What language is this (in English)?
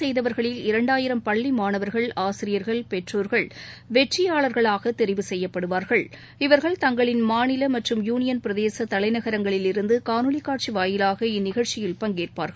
Tamil